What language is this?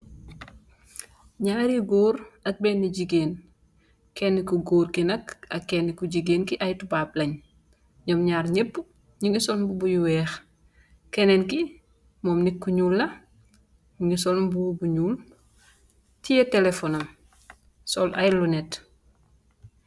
Wolof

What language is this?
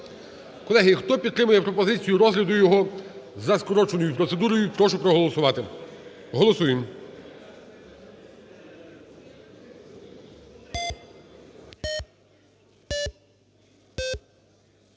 Ukrainian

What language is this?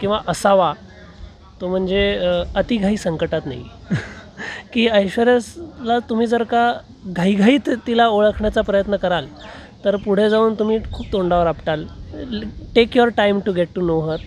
Hindi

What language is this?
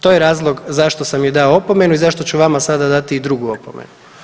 Croatian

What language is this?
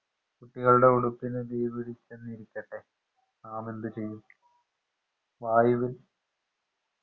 Malayalam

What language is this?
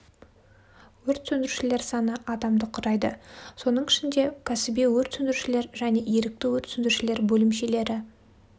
Kazakh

